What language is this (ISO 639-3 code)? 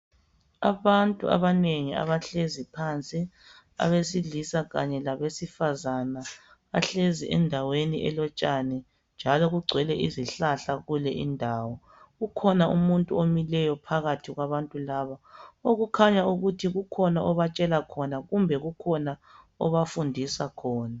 nde